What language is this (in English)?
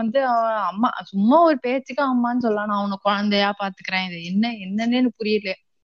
Tamil